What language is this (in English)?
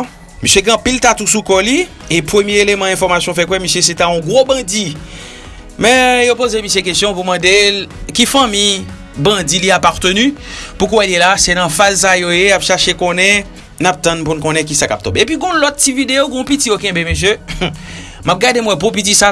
French